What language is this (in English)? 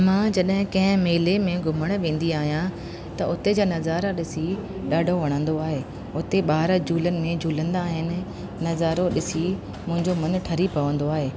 Sindhi